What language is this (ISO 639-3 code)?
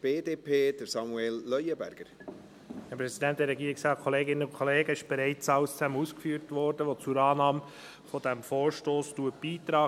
gsw